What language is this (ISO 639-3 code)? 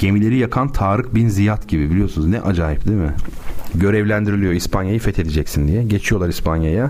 tur